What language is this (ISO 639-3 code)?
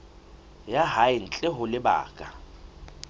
sot